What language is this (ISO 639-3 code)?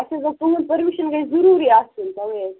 kas